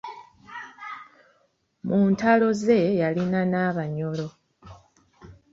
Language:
Ganda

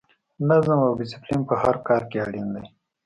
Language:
Pashto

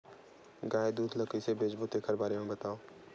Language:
Chhattisgarhi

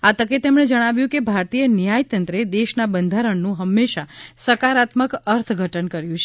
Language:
Gujarati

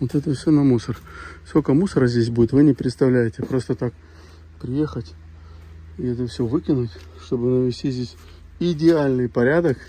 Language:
Russian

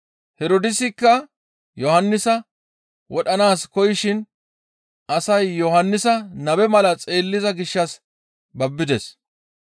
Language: Gamo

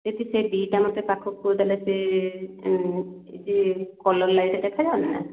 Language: Odia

